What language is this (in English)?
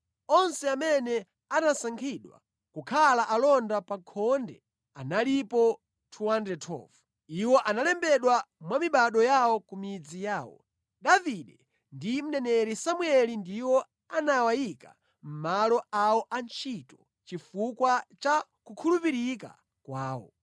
Nyanja